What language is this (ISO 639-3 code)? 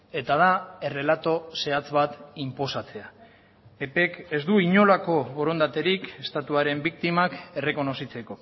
eus